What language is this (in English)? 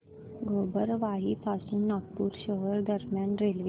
Marathi